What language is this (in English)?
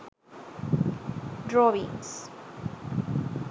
Sinhala